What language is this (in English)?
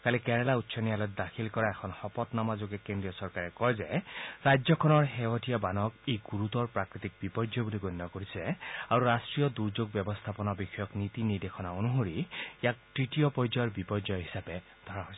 Assamese